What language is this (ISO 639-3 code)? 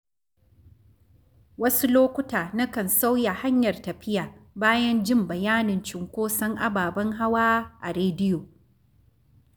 hau